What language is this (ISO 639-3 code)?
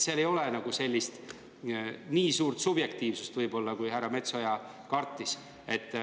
est